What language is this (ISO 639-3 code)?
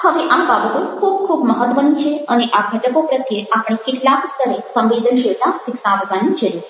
guj